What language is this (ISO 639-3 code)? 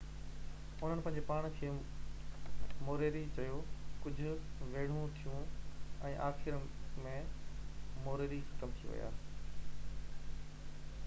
snd